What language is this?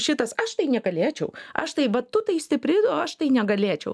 Lithuanian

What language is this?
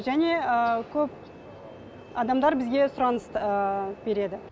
Kazakh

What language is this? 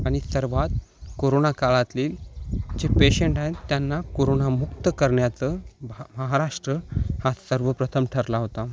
Marathi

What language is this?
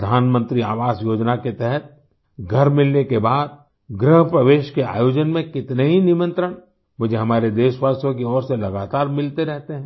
Hindi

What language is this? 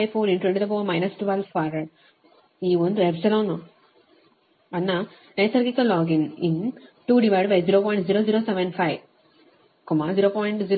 Kannada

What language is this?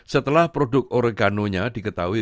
Indonesian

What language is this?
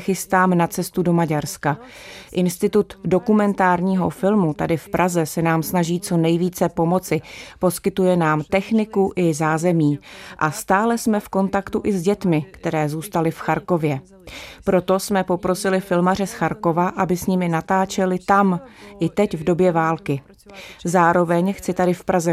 Czech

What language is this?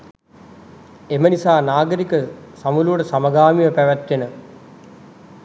Sinhala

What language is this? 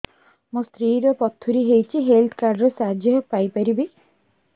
Odia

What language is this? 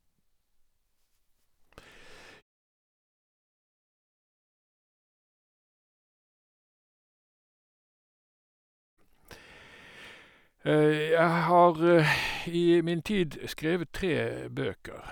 Norwegian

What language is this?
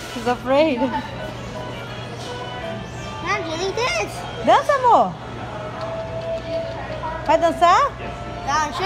Portuguese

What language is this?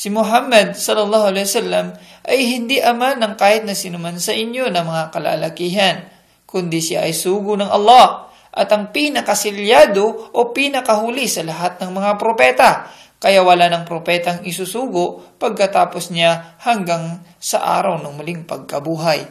Filipino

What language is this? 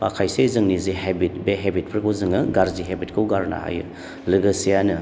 Bodo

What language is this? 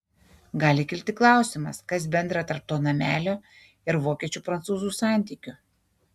Lithuanian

